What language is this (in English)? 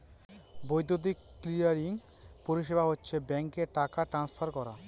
Bangla